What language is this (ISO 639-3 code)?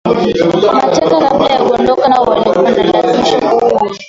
swa